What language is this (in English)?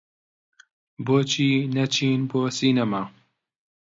Central Kurdish